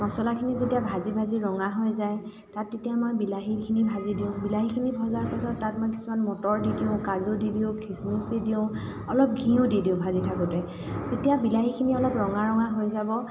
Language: Assamese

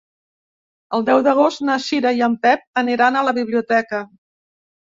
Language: Catalan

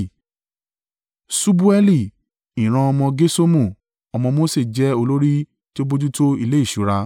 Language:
Yoruba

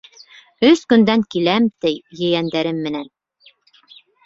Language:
Bashkir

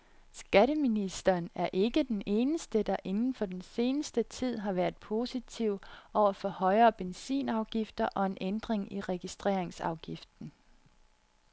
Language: Danish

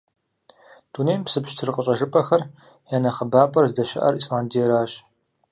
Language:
Kabardian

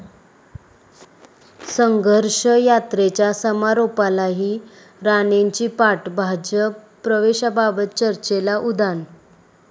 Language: Marathi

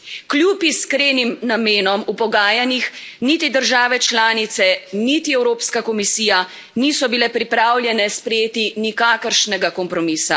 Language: Slovenian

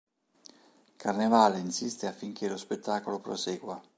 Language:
Italian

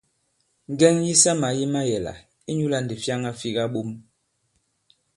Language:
Bankon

